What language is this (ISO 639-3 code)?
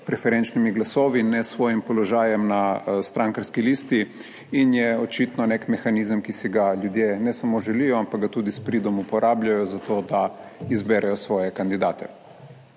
slv